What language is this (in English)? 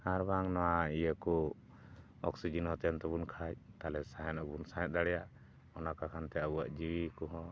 Santali